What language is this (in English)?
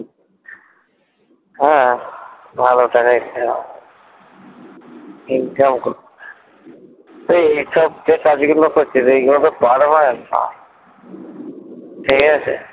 Bangla